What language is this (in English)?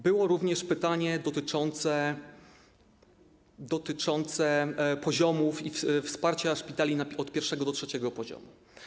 Polish